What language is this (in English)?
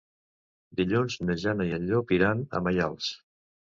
Catalan